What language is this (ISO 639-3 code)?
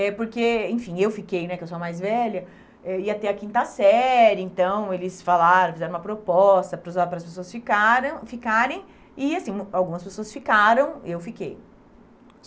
por